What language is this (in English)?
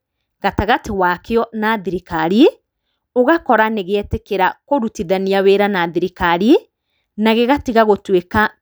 Kikuyu